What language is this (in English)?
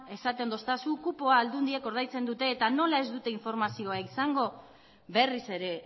Basque